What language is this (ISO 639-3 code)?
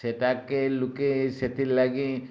ori